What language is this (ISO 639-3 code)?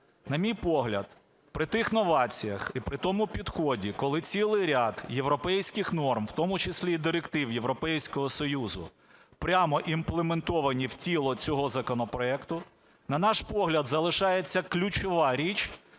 ukr